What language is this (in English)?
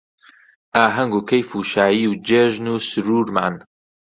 Central Kurdish